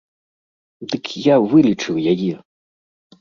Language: Belarusian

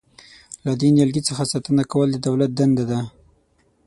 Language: Pashto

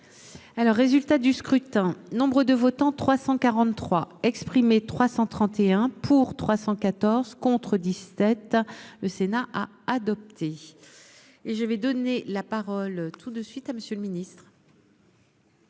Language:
French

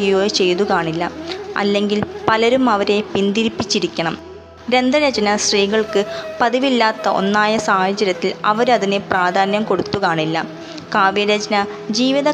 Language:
Malayalam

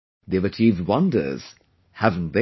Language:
English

